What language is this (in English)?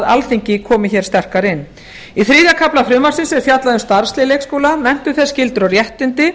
Icelandic